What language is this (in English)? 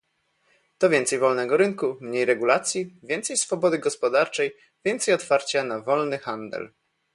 Polish